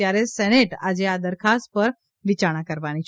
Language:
Gujarati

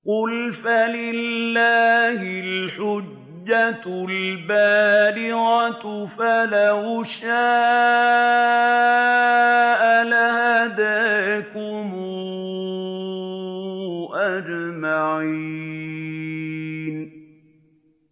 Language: Arabic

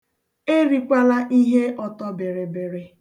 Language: Igbo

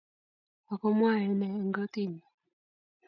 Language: Kalenjin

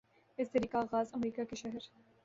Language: Urdu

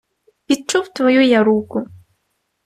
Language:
Ukrainian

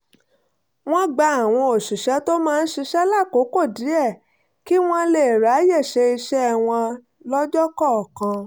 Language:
Yoruba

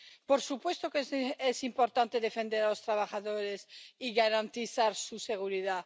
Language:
Spanish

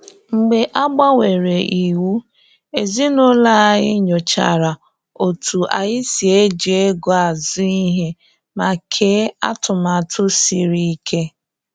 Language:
Igbo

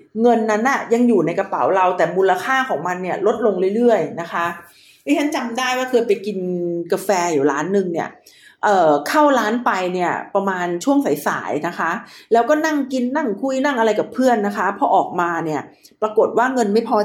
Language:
Thai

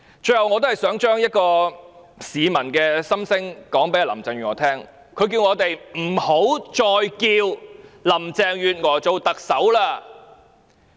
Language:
Cantonese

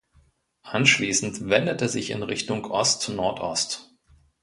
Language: German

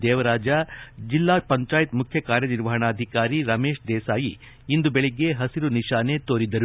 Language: Kannada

